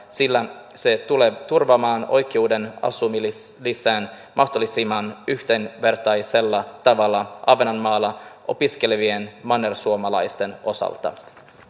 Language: Finnish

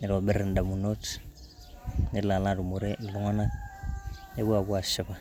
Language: Masai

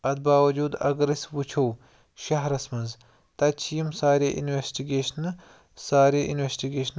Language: Kashmiri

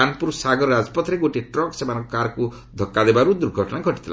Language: Odia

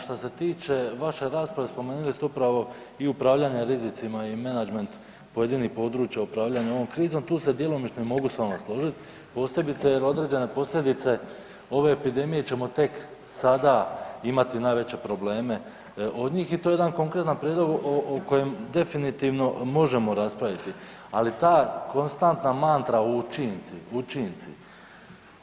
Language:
Croatian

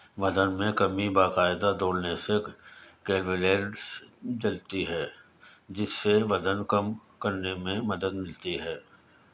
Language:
Urdu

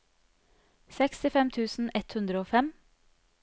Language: Norwegian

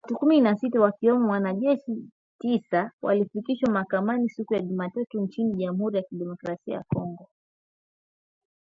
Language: Swahili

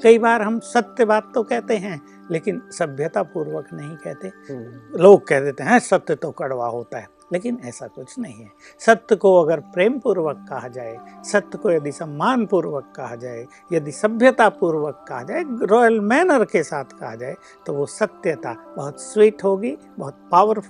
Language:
Hindi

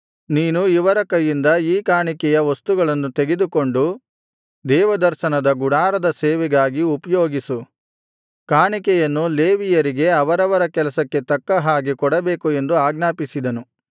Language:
Kannada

